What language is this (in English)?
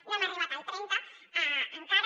Catalan